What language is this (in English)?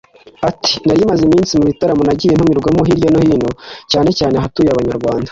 Kinyarwanda